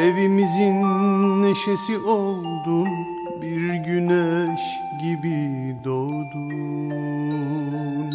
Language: Turkish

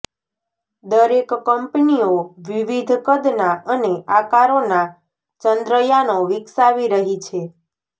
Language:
Gujarati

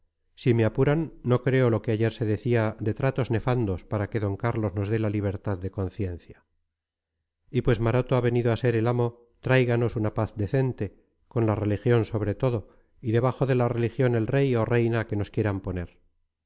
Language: Spanish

